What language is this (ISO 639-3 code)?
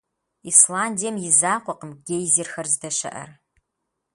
kbd